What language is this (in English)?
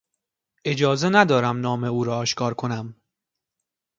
Persian